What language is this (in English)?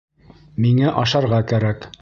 Bashkir